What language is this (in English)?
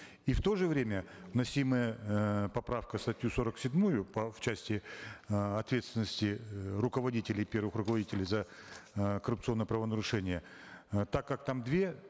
Kazakh